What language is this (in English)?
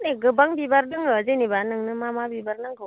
Bodo